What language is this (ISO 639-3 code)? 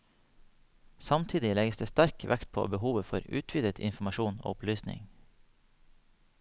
nor